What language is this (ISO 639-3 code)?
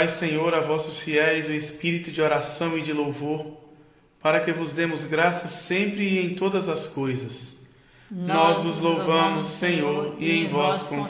por